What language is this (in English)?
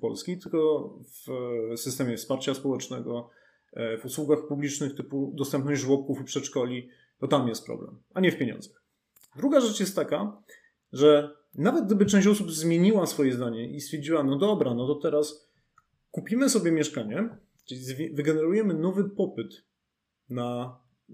Polish